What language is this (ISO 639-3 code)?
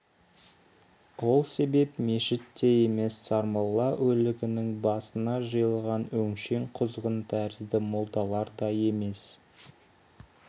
kaz